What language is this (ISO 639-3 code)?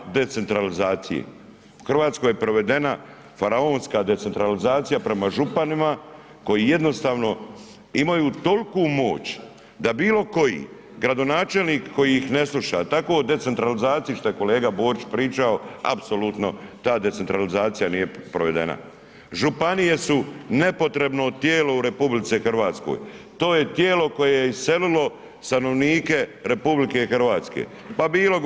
hrv